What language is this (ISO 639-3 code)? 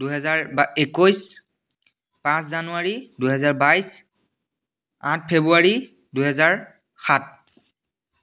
asm